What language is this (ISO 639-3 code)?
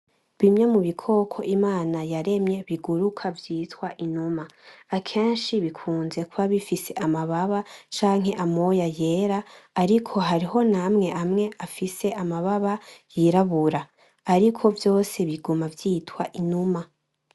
run